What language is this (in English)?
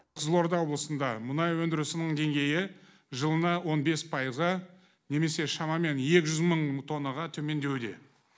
Kazakh